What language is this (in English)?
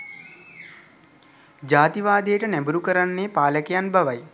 Sinhala